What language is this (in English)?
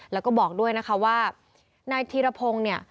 Thai